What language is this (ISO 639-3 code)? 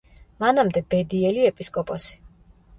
kat